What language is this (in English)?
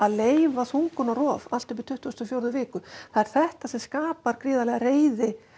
Icelandic